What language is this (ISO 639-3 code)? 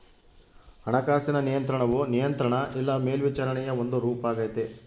kan